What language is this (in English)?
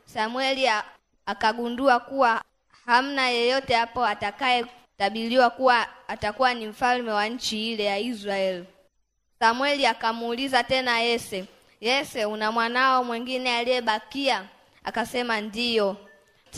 Swahili